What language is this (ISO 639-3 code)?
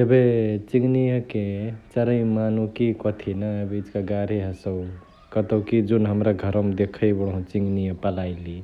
the